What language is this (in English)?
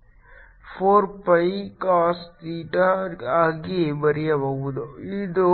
Kannada